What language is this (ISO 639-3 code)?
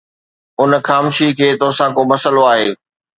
snd